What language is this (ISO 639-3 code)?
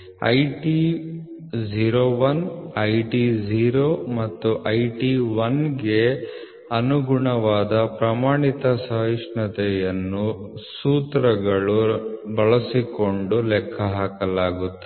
kan